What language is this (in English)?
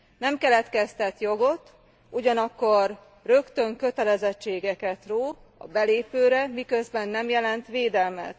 Hungarian